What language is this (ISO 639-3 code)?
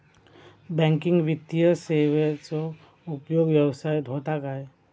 mar